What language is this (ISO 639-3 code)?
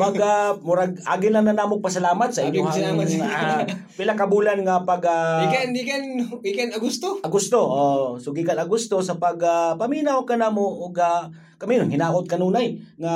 fil